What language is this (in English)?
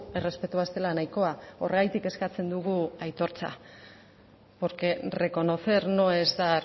Basque